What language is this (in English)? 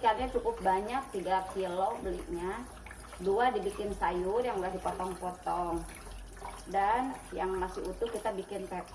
Indonesian